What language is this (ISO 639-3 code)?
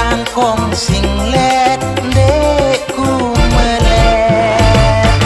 ind